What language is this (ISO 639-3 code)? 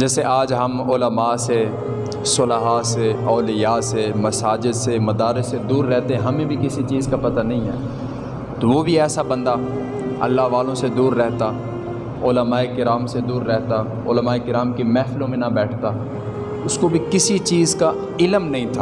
urd